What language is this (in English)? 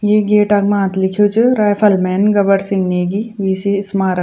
Garhwali